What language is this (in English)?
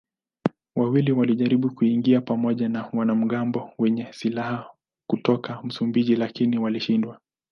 Swahili